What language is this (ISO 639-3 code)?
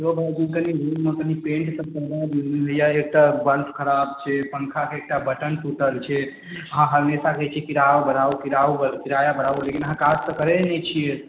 mai